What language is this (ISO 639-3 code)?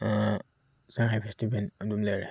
mni